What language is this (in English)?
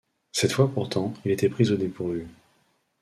French